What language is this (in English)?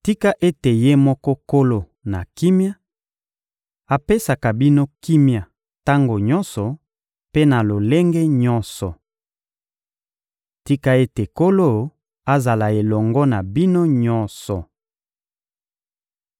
Lingala